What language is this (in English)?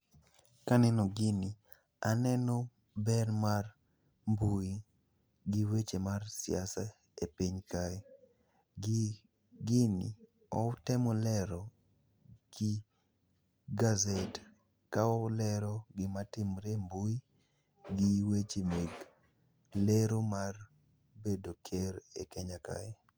Luo (Kenya and Tanzania)